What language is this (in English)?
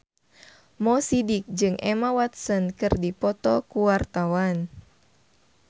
Sundanese